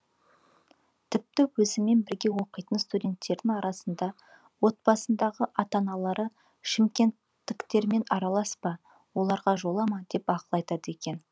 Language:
Kazakh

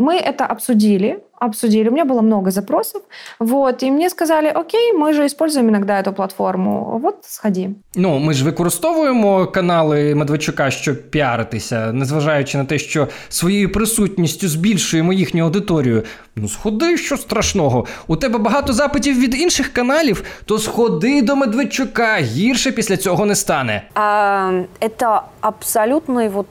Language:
Ukrainian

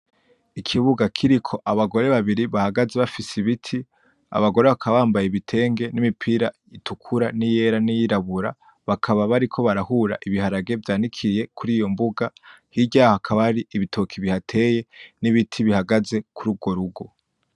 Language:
Rundi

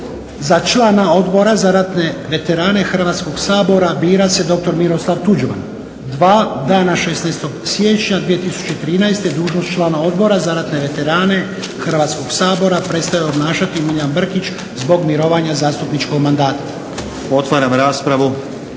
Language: Croatian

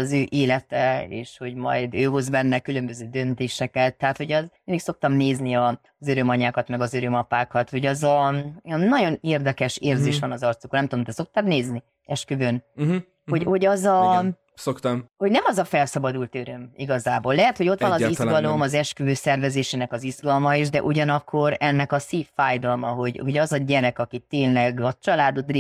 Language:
Hungarian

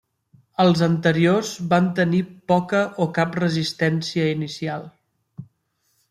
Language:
Catalan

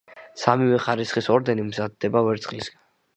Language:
Georgian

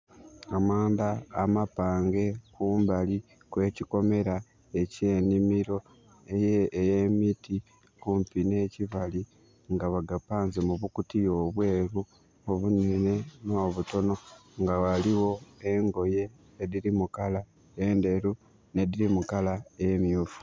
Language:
Soga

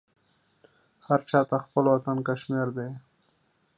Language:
Pashto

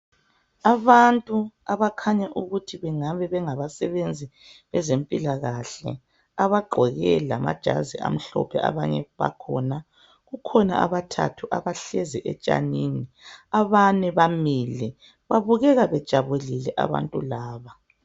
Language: North Ndebele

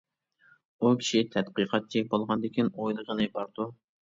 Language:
Uyghur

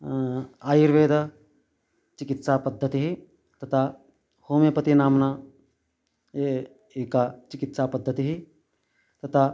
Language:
Sanskrit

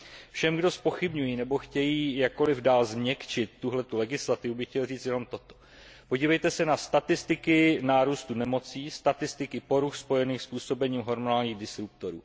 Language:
Czech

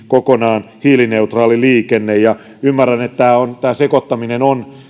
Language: Finnish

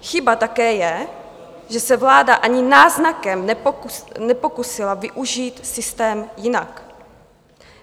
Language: Czech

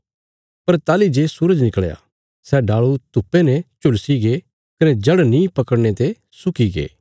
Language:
Bilaspuri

